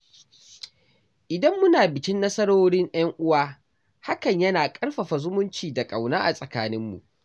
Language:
Hausa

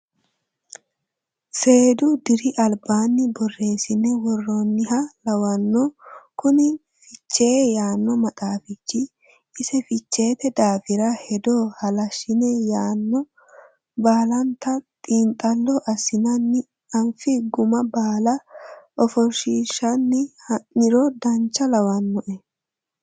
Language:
Sidamo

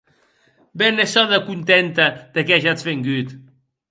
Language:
Occitan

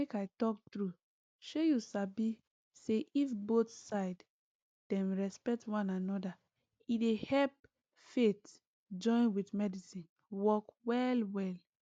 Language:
Nigerian Pidgin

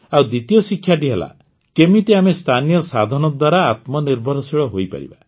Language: Odia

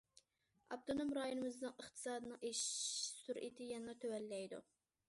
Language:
Uyghur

